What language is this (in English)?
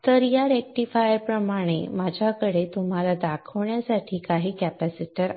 Marathi